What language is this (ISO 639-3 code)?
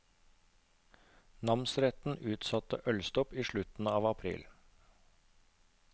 nor